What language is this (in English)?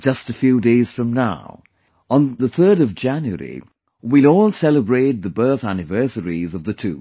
English